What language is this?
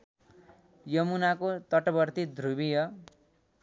Nepali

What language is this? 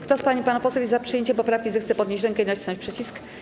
Polish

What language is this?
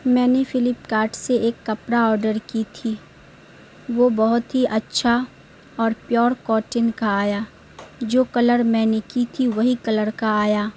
Urdu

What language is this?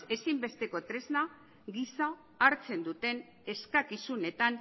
Basque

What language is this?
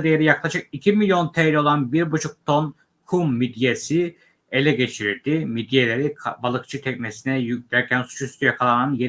Turkish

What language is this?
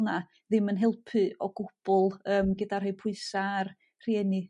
Welsh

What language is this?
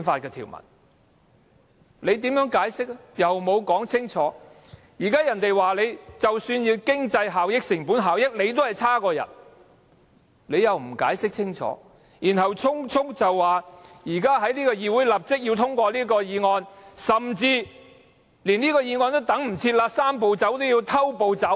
Cantonese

